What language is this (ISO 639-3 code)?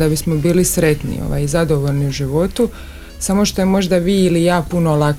hrv